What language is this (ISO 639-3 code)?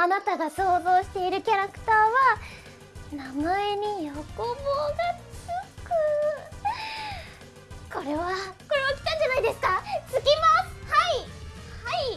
jpn